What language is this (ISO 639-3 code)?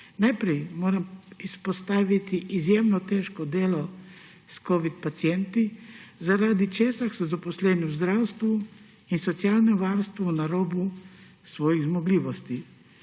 slv